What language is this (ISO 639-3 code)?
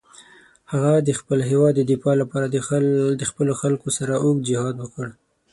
pus